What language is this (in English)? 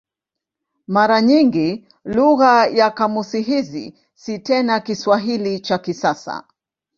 Swahili